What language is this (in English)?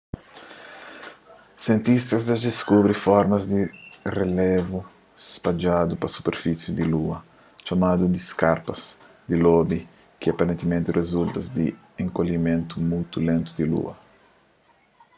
Kabuverdianu